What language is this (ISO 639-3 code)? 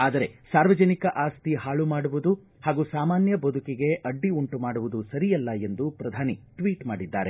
kan